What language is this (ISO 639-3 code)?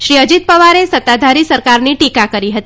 guj